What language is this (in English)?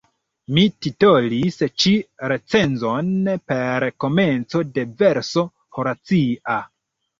Esperanto